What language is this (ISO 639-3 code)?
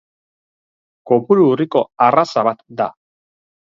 eus